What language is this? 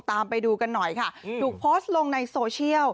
Thai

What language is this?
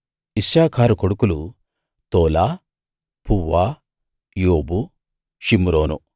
Telugu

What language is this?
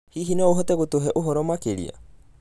Kikuyu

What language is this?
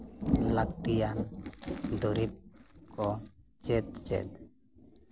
Santali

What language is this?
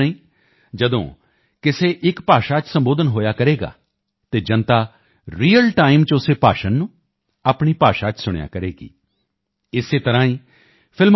Punjabi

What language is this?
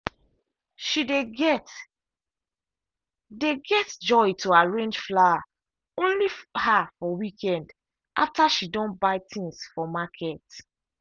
Nigerian Pidgin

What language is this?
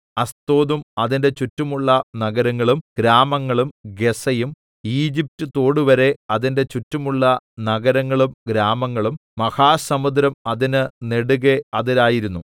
Malayalam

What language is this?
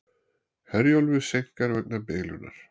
Icelandic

